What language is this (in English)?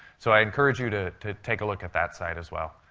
English